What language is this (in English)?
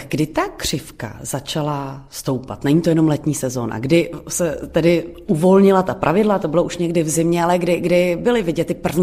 Czech